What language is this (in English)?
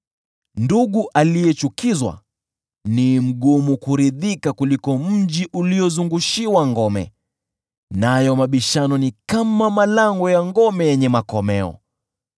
Swahili